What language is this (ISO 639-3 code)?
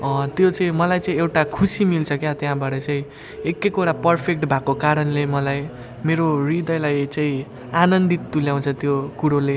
nep